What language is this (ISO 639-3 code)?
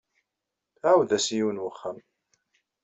kab